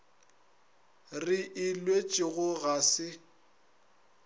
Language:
Northern Sotho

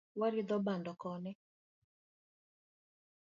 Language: Luo (Kenya and Tanzania)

